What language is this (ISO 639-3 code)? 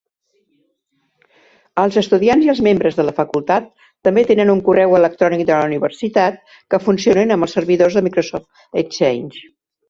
cat